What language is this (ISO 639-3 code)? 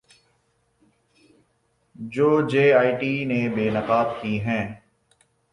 urd